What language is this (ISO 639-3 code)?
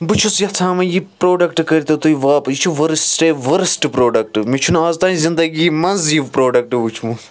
kas